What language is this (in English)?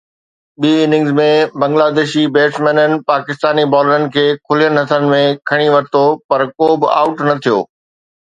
Sindhi